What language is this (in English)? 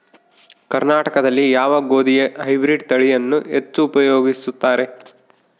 Kannada